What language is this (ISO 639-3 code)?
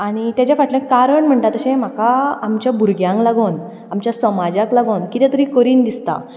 kok